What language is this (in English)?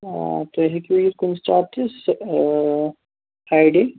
Kashmiri